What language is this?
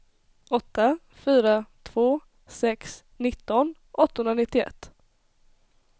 Swedish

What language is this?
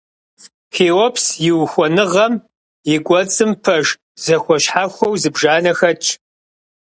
Kabardian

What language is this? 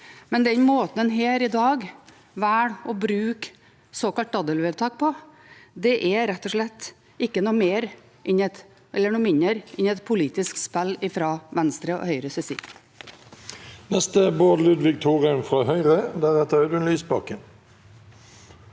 Norwegian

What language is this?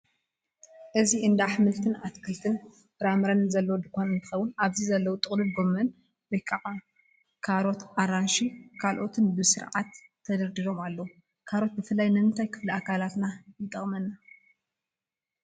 Tigrinya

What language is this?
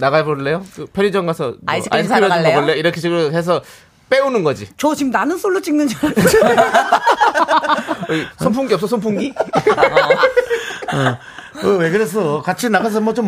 Korean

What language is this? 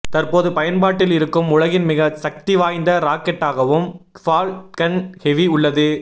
Tamil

